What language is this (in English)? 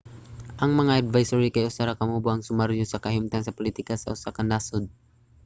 Cebuano